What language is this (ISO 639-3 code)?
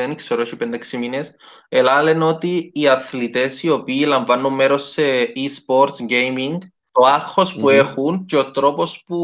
ell